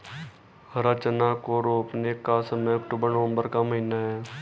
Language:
Hindi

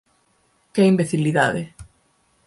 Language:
Galician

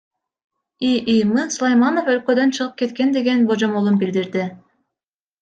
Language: Kyrgyz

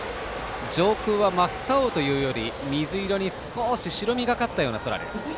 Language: Japanese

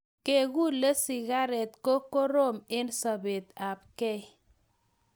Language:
Kalenjin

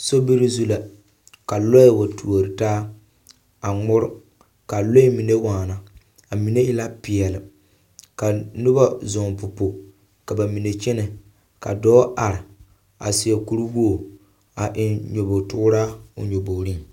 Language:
Southern Dagaare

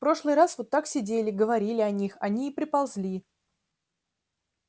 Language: Russian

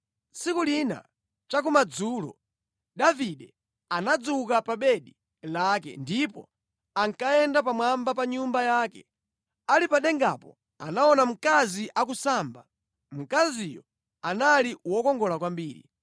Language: Nyanja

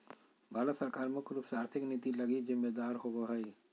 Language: Magahi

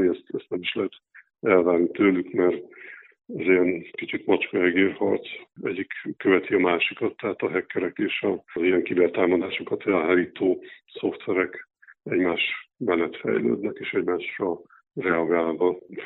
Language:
Hungarian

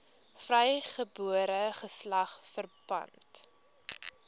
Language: Afrikaans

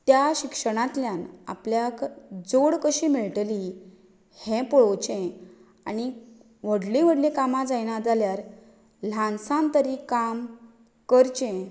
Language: Konkani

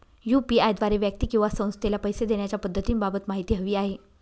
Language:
Marathi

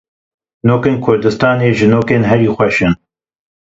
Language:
Kurdish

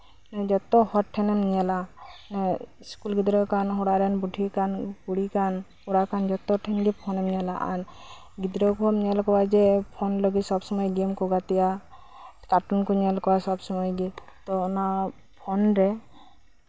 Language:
Santali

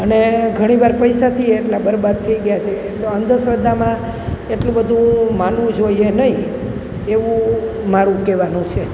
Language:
Gujarati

